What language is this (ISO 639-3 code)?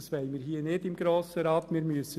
gsw